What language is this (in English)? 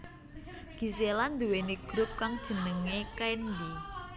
Javanese